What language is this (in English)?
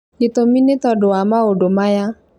Kikuyu